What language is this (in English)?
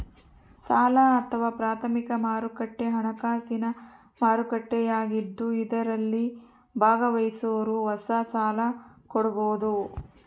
Kannada